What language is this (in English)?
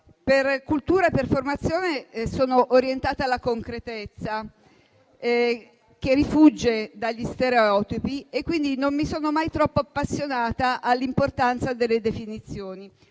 Italian